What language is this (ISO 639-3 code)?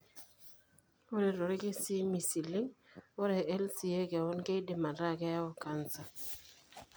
mas